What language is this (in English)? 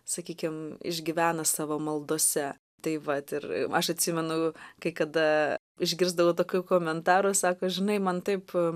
Lithuanian